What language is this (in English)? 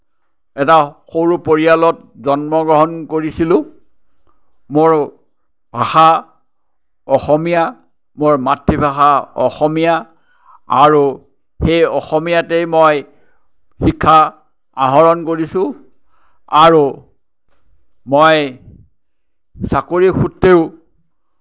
Assamese